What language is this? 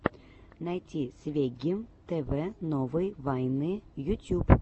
Russian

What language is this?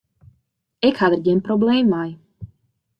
Western Frisian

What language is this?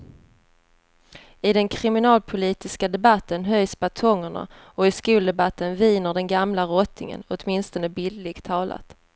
Swedish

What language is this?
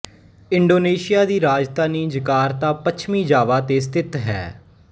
Punjabi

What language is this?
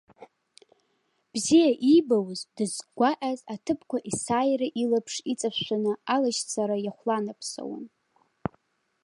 Abkhazian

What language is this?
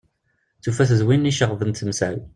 Kabyle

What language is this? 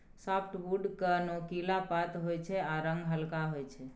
Maithili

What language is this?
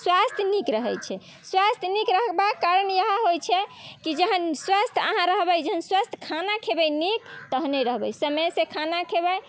Maithili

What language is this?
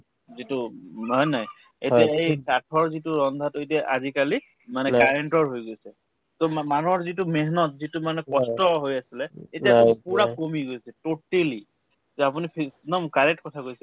Assamese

